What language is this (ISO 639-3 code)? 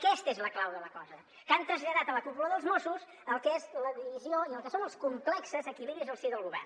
cat